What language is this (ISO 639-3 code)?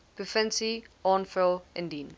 afr